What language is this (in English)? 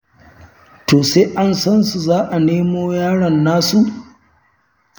Hausa